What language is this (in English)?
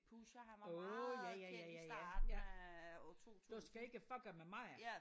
Danish